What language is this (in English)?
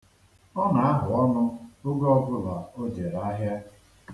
Igbo